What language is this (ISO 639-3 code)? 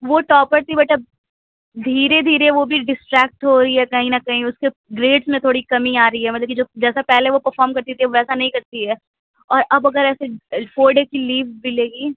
urd